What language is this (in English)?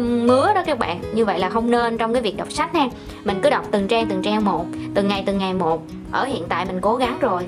Vietnamese